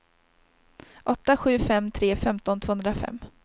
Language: Swedish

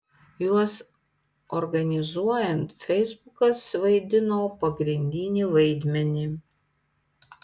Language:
Lithuanian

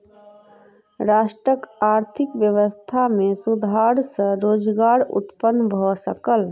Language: Maithili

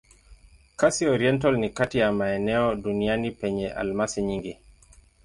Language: Swahili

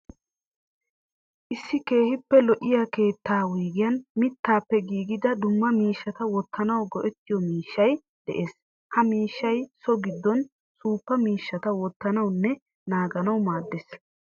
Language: Wolaytta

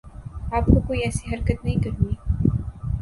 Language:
Urdu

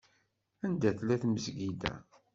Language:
Kabyle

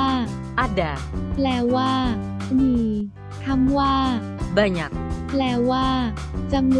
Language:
Thai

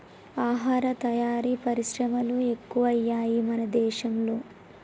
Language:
Telugu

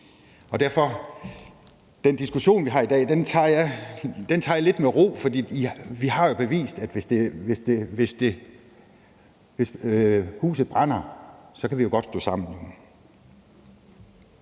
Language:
Danish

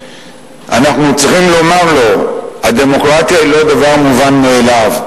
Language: Hebrew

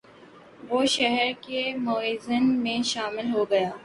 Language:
Urdu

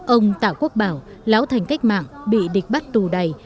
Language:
Vietnamese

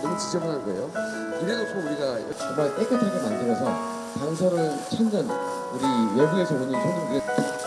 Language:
Korean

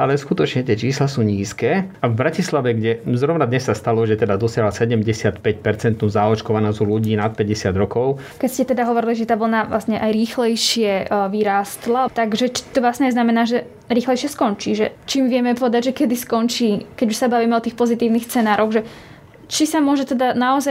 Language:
Slovak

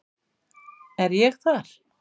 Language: Icelandic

